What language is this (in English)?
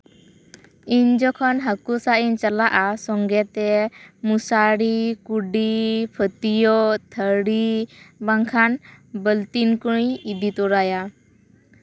Santali